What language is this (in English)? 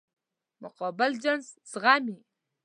Pashto